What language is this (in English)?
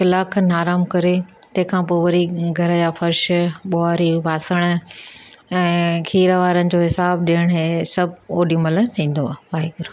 Sindhi